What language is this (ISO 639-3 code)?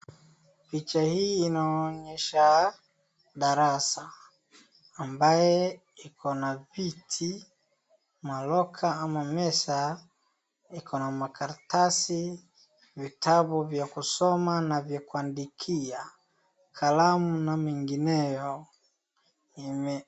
swa